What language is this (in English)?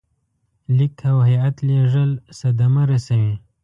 Pashto